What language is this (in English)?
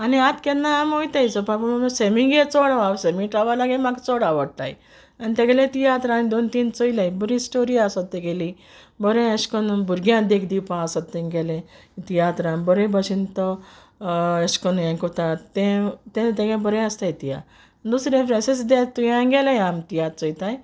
Konkani